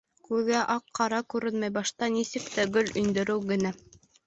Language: Bashkir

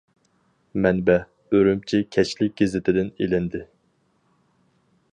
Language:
Uyghur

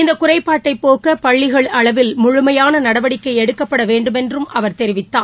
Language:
Tamil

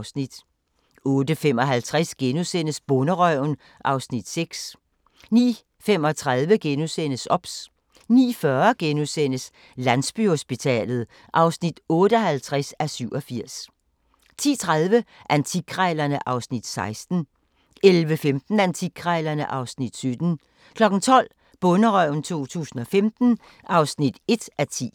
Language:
Danish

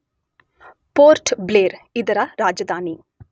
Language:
Kannada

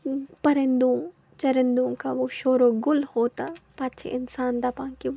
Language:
Kashmiri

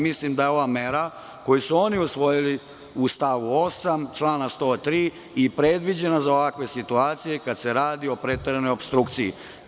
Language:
Serbian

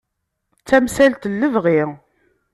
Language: Kabyle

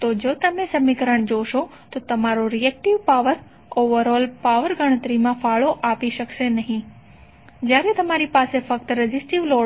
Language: Gujarati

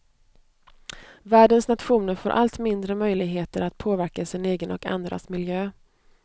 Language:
Swedish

